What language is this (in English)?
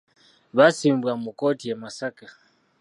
Ganda